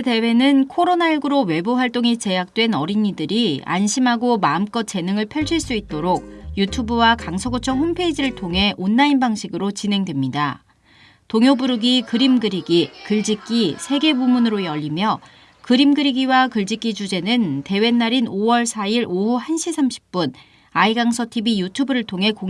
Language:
Korean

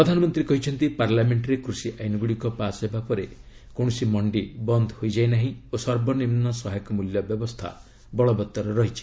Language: Odia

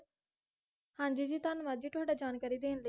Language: Punjabi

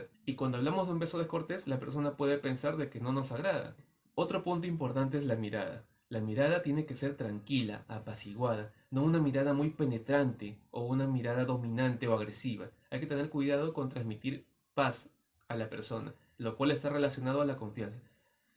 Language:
Spanish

